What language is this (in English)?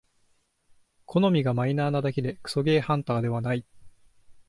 Japanese